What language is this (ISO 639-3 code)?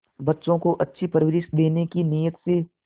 hin